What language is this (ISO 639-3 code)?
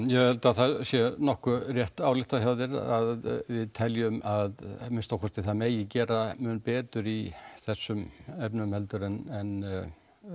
isl